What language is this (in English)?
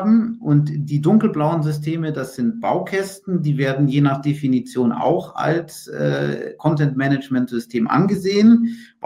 German